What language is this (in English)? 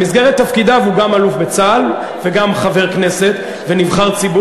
Hebrew